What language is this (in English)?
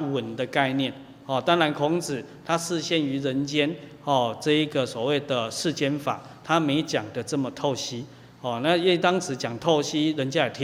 Chinese